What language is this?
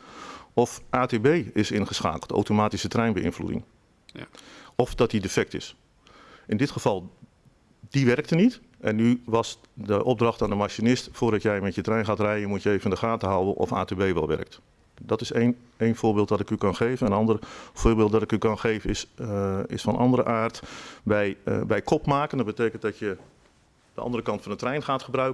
Dutch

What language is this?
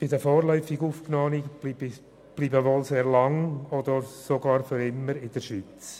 Swiss German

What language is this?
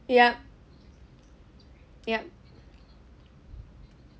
English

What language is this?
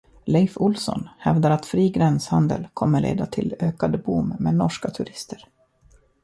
Swedish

